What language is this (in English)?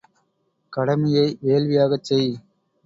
Tamil